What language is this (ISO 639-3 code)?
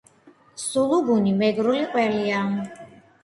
kat